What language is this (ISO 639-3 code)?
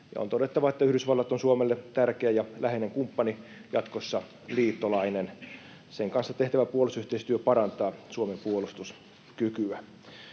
fin